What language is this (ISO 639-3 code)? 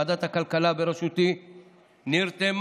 heb